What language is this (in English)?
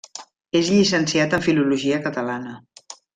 Catalan